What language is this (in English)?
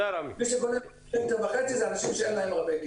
Hebrew